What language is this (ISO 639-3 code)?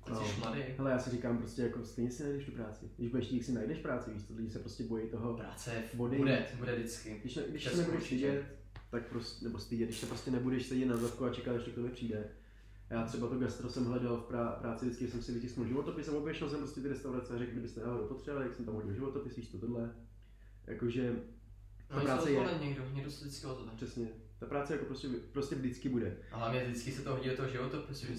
ces